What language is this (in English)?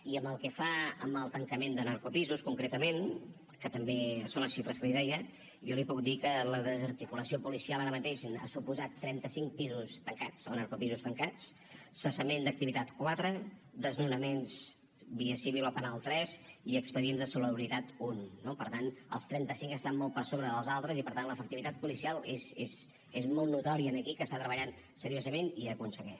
Catalan